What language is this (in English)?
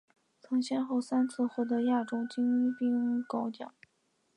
Chinese